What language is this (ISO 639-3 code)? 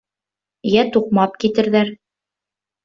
bak